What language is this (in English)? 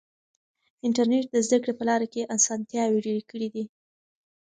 Pashto